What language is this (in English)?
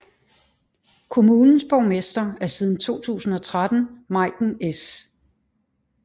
Danish